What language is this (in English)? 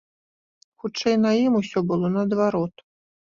Belarusian